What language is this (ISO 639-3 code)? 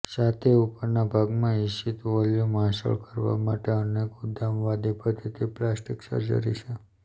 guj